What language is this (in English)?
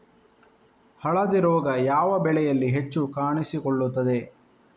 Kannada